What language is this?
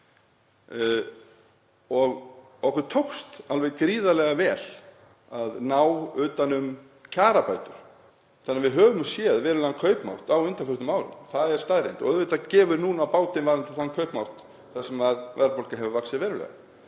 Icelandic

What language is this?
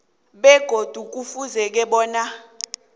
South Ndebele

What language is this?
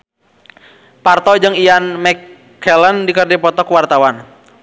Sundanese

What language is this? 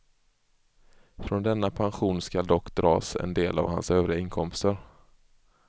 Swedish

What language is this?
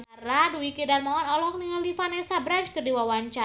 Sundanese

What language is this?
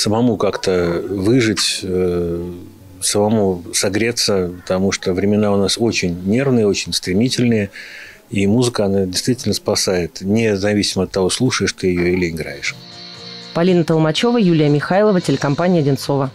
Russian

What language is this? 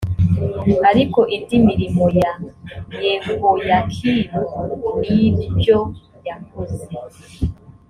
Kinyarwanda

